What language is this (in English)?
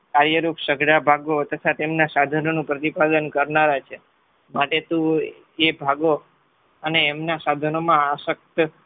Gujarati